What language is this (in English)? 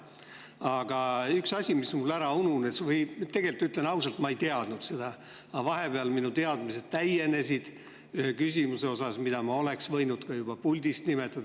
Estonian